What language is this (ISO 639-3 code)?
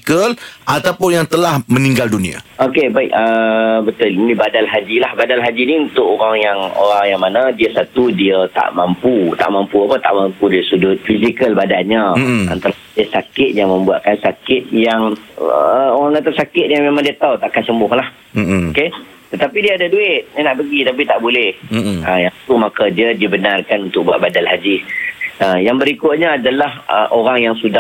msa